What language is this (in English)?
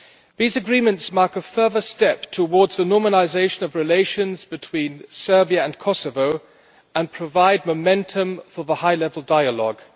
English